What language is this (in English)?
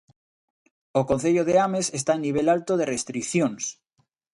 Galician